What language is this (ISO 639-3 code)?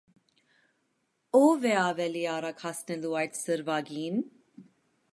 hye